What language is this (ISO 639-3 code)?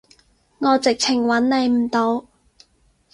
yue